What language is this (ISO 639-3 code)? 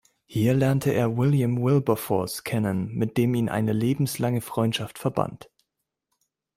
deu